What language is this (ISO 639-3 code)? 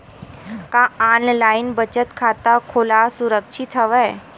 hne